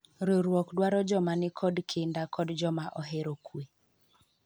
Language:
Luo (Kenya and Tanzania)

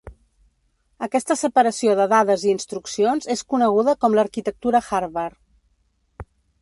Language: Catalan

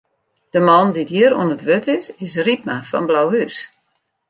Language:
Western Frisian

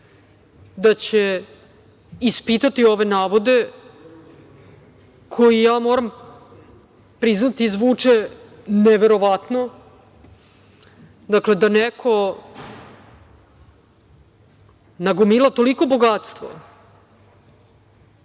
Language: Serbian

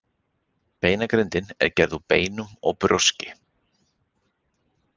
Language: Icelandic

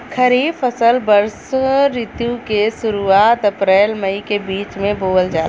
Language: Bhojpuri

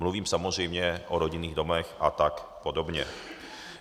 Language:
Czech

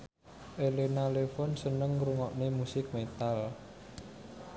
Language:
Javanese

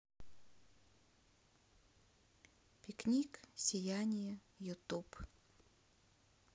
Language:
Russian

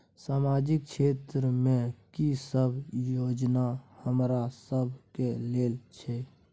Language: Maithili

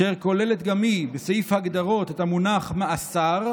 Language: Hebrew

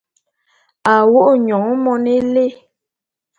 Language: Bulu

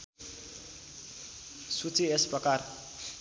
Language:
Nepali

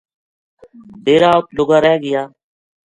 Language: Gujari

